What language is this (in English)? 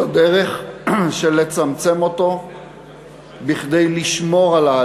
Hebrew